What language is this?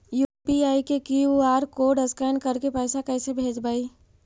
Magahi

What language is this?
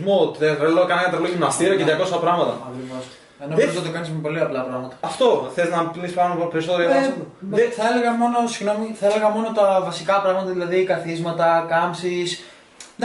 Greek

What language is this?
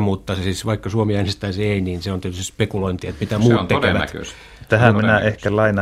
Finnish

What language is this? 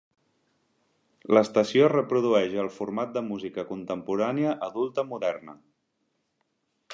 Catalan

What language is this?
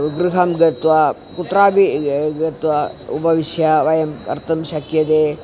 Sanskrit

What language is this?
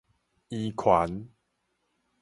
Min Nan Chinese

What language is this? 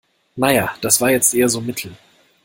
German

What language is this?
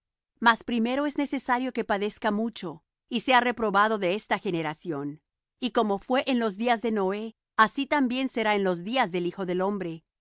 Spanish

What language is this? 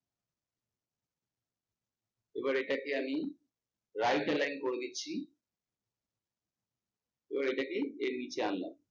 Bangla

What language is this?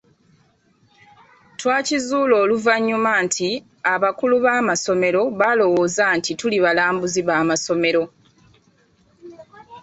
Ganda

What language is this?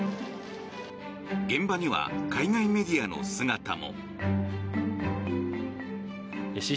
Japanese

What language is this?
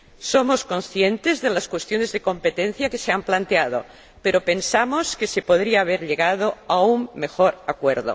Spanish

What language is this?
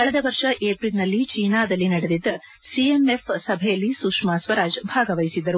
Kannada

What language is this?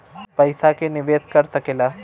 Bhojpuri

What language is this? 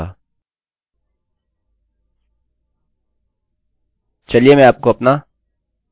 Hindi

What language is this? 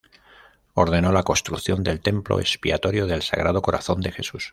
Spanish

